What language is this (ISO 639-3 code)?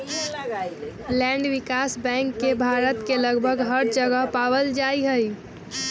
mag